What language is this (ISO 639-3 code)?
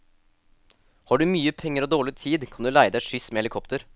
nor